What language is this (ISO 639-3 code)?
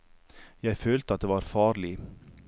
nor